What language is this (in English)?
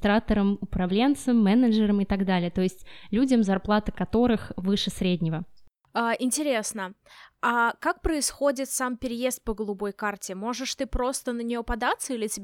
Russian